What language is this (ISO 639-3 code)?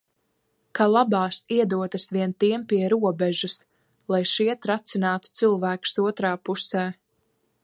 lav